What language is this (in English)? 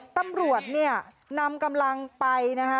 Thai